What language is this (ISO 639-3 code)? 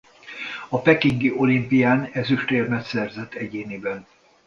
hun